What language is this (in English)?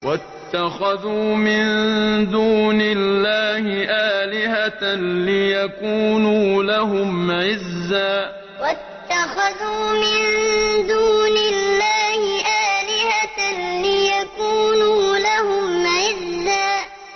Arabic